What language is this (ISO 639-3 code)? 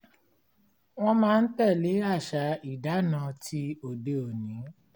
yor